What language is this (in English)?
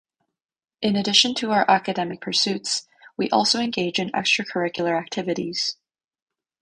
English